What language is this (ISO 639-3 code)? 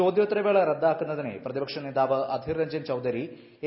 mal